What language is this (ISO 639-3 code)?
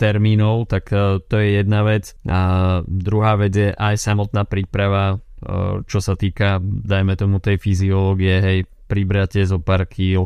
slk